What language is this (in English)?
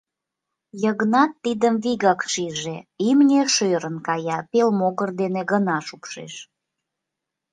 Mari